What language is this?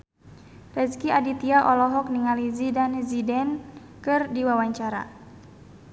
Sundanese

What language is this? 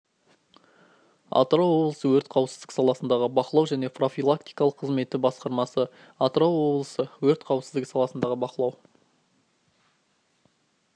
Kazakh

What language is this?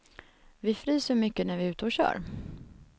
Swedish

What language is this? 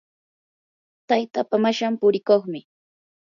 Yanahuanca Pasco Quechua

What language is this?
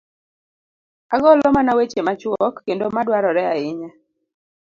Luo (Kenya and Tanzania)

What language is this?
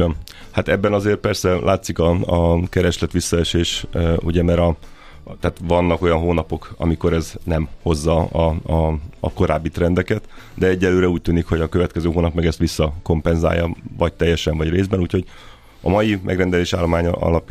Hungarian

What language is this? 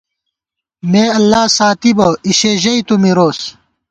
Gawar-Bati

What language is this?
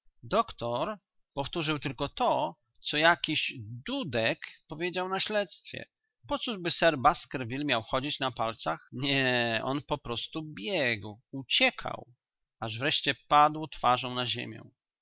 Polish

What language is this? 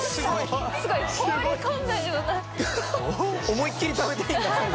Japanese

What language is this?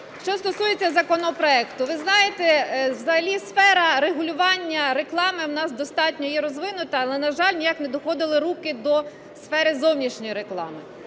Ukrainian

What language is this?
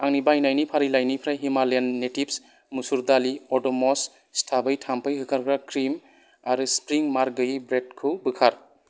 Bodo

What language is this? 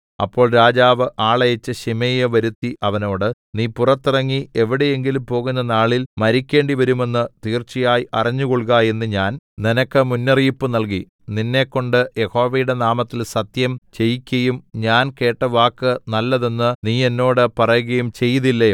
Malayalam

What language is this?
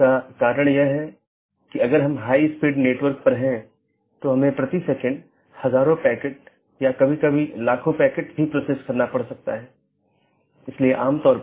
Hindi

